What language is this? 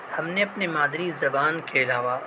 Urdu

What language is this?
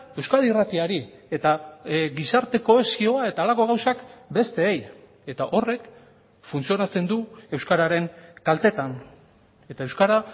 Basque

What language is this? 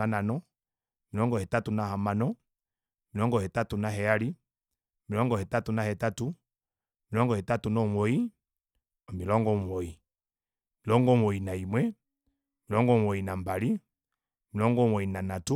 Kuanyama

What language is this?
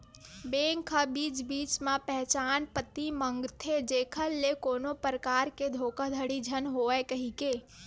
Chhattisgarhi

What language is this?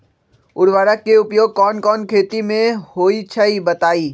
Magahi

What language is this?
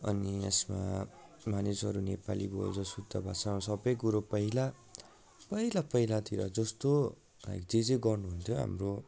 Nepali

